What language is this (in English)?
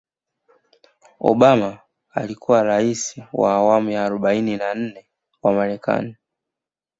Swahili